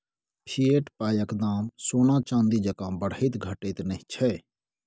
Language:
Maithili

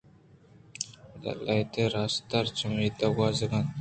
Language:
Eastern Balochi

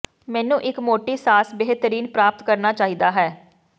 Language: Punjabi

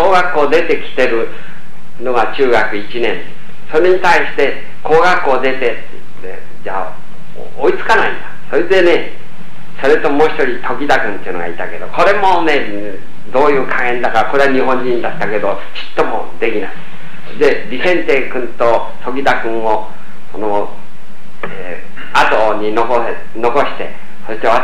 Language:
Japanese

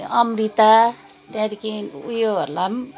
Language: Nepali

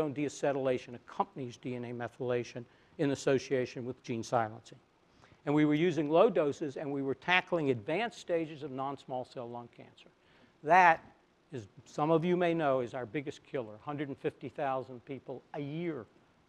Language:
English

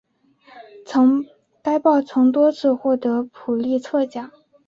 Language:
Chinese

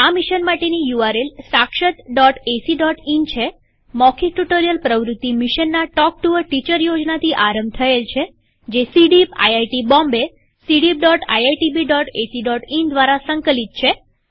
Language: Gujarati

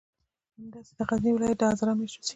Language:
Pashto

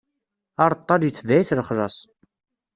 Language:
Kabyle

